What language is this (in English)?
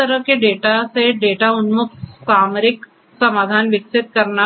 Hindi